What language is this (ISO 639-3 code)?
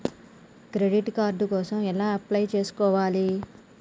tel